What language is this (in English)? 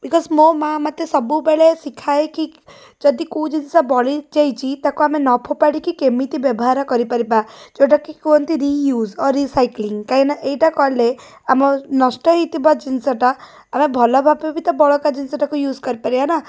Odia